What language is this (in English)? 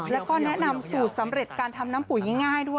Thai